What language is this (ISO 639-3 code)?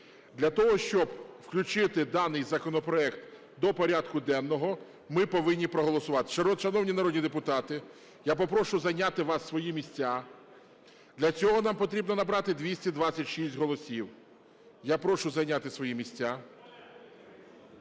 ukr